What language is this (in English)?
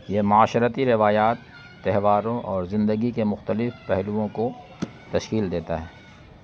Urdu